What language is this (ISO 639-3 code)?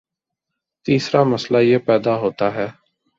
urd